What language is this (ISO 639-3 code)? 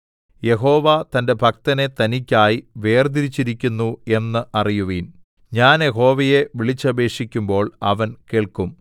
mal